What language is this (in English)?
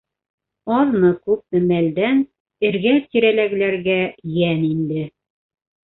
Bashkir